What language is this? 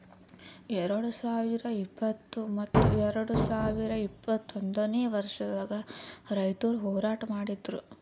Kannada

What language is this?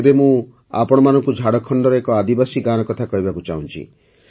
Odia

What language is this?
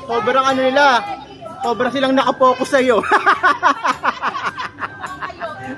Filipino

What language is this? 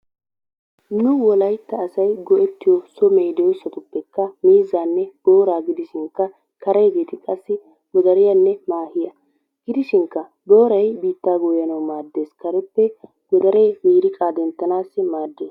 Wolaytta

